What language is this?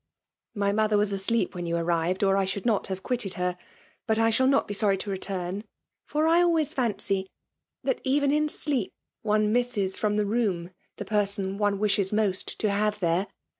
English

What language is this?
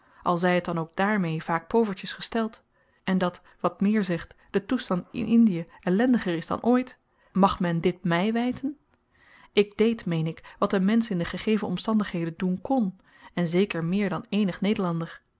Dutch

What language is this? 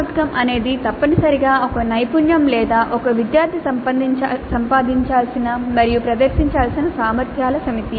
Telugu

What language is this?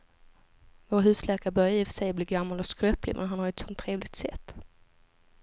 Swedish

